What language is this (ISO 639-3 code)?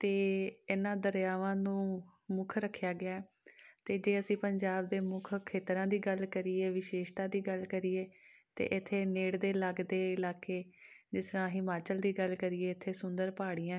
pan